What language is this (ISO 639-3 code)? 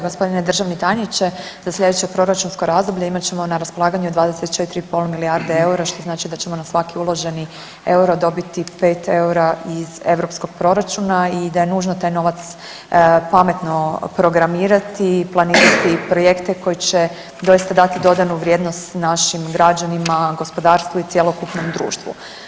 hrv